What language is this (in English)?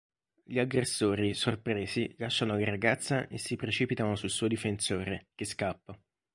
Italian